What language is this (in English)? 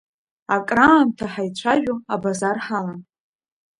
Abkhazian